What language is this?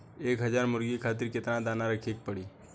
Bhojpuri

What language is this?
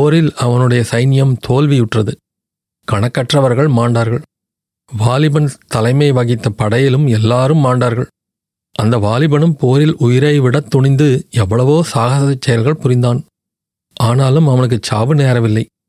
Tamil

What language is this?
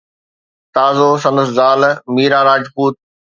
Sindhi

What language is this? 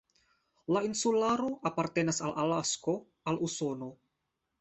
Esperanto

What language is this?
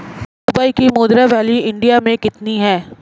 Hindi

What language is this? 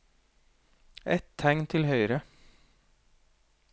Norwegian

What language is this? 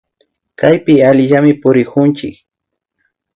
Imbabura Highland Quichua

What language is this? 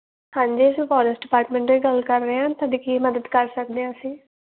Punjabi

